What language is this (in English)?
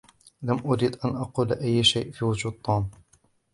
Arabic